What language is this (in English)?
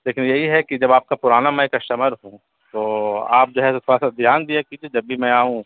Urdu